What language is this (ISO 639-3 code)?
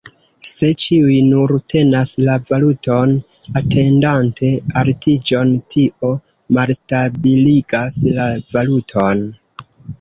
epo